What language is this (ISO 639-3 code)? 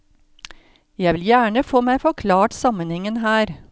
nor